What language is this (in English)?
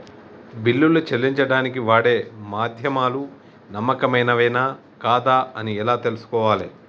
Telugu